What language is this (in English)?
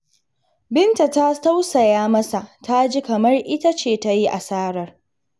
Hausa